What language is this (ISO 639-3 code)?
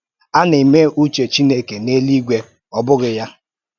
ibo